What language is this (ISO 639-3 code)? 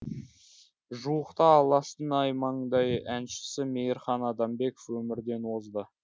kaz